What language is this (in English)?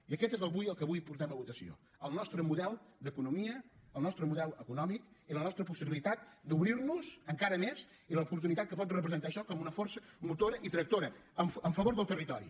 Catalan